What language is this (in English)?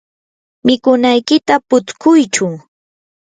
Yanahuanca Pasco Quechua